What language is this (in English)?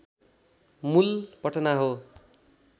Nepali